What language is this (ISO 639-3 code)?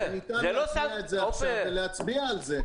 heb